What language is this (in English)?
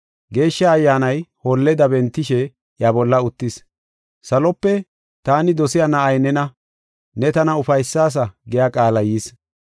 Gofa